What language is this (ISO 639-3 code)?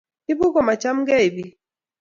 kln